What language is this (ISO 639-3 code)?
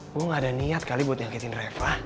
ind